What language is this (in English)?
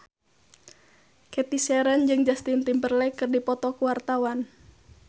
Sundanese